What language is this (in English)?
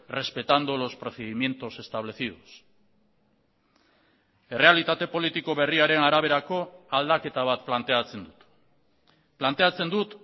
Basque